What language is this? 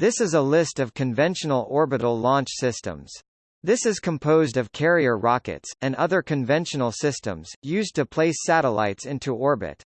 English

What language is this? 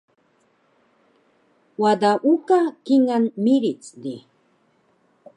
Taroko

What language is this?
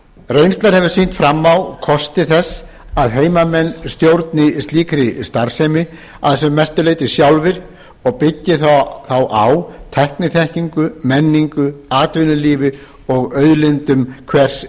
Icelandic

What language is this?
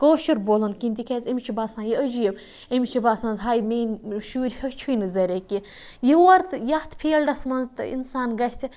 Kashmiri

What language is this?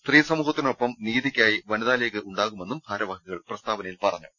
Malayalam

